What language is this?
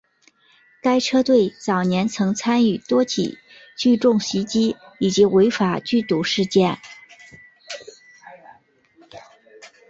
Chinese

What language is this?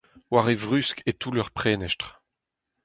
Breton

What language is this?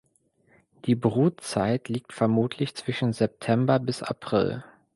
German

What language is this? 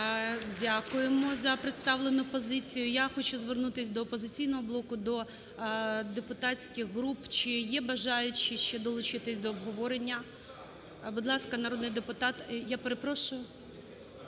Ukrainian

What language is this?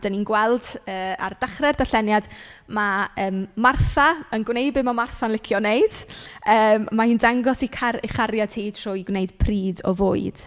Welsh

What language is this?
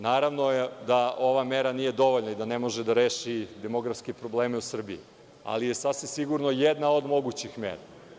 Serbian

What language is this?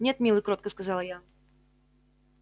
Russian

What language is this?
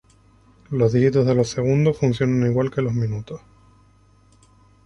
Spanish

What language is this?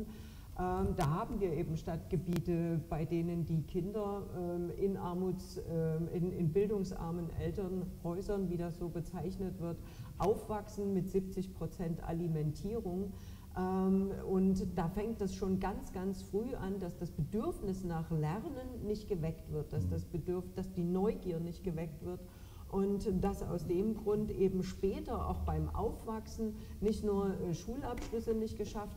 German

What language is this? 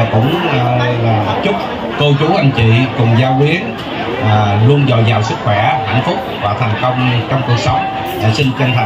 Vietnamese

